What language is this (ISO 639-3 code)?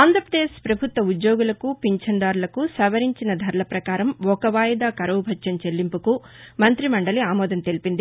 tel